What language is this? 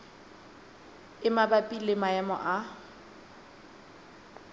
Southern Sotho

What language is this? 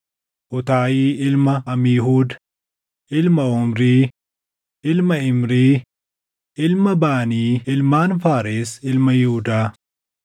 Oromo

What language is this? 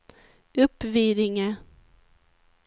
Swedish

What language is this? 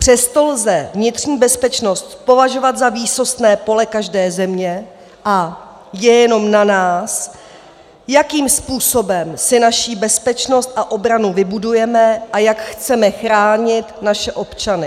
Czech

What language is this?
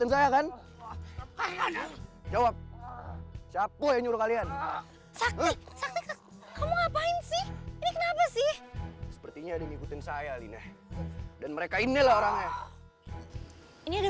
Indonesian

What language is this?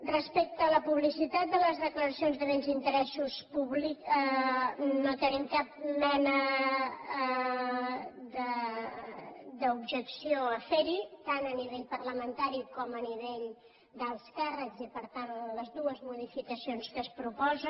Catalan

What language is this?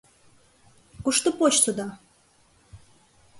Mari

